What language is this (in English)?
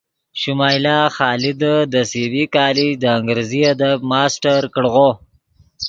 Yidgha